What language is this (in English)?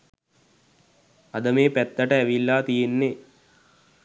Sinhala